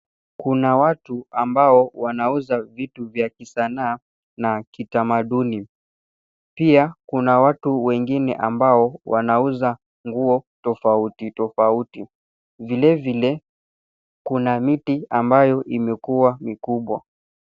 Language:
Swahili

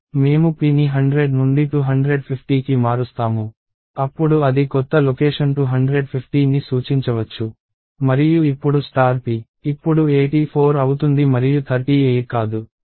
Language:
Telugu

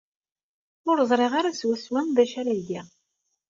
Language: Kabyle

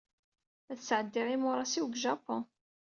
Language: Kabyle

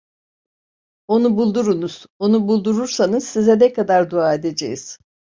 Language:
Turkish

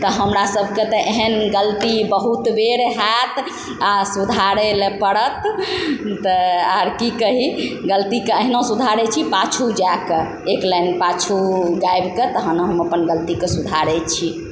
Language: Maithili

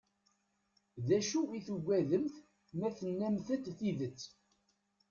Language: Kabyle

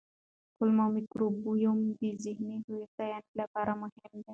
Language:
Pashto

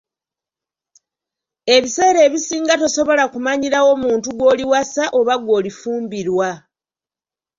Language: Ganda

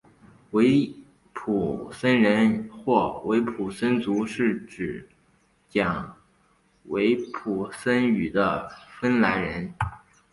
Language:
Chinese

